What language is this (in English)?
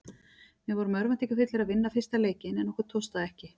Icelandic